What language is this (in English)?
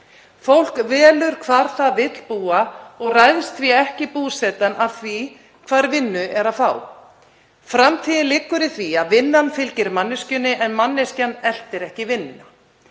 Icelandic